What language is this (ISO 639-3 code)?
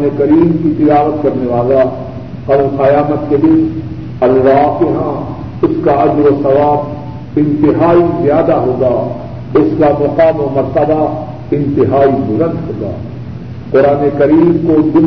urd